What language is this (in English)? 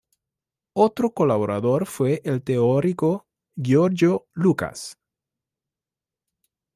Spanish